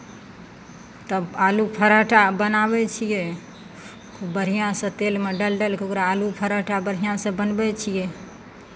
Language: Maithili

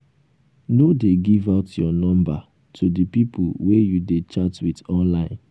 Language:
Nigerian Pidgin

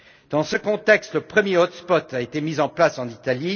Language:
French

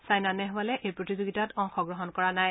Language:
Assamese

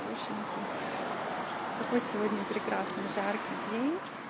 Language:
Russian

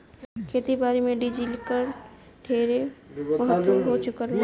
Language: Bhojpuri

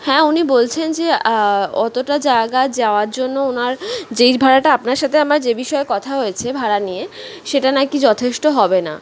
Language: Bangla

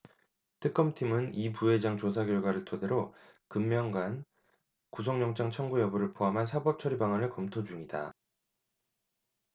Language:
Korean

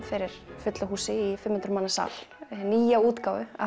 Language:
Icelandic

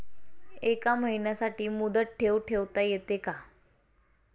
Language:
Marathi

